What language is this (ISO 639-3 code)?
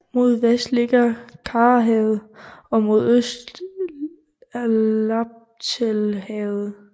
dan